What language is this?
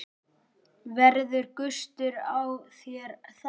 Icelandic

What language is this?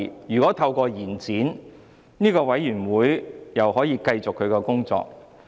Cantonese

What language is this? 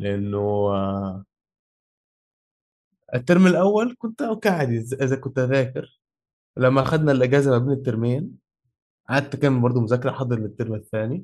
Arabic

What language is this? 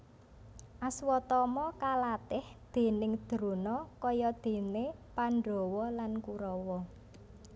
Javanese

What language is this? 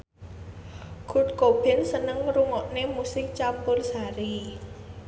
Javanese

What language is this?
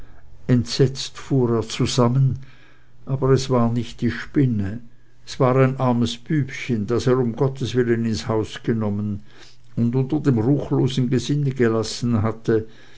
German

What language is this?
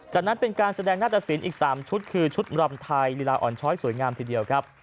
Thai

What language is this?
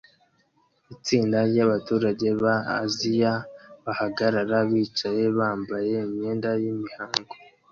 Kinyarwanda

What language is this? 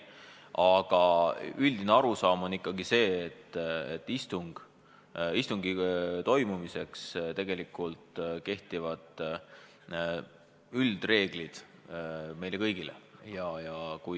Estonian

